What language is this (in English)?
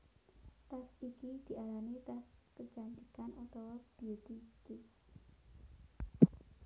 Javanese